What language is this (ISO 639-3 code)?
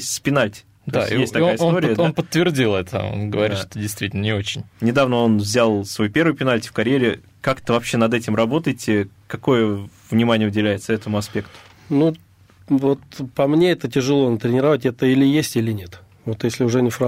rus